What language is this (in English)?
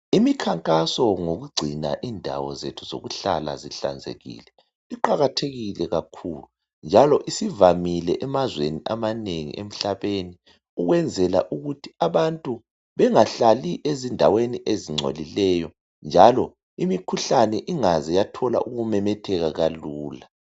North Ndebele